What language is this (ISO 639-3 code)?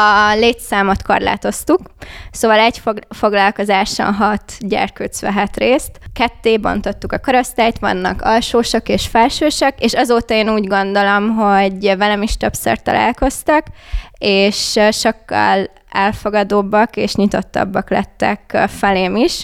hun